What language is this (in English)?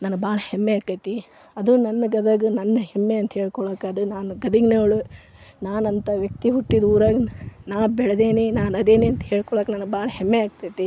Kannada